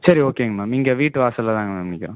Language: Tamil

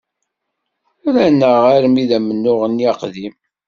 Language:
Kabyle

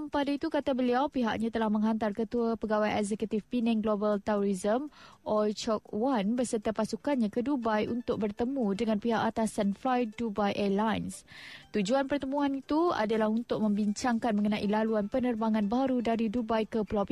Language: Malay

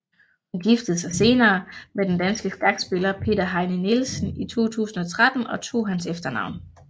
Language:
Danish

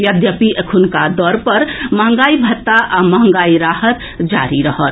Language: Maithili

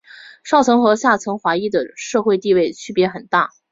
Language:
Chinese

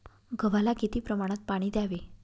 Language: Marathi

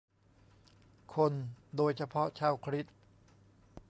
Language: Thai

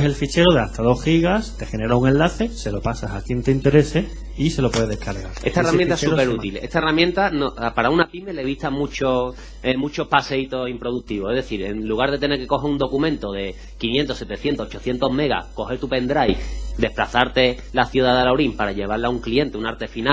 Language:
Spanish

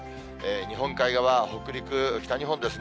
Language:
Japanese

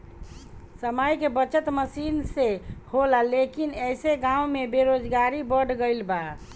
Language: Bhojpuri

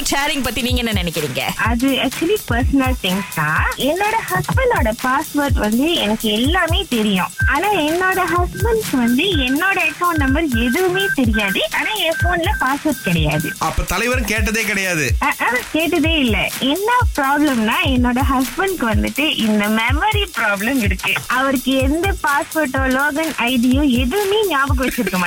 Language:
Tamil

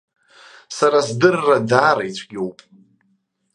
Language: Abkhazian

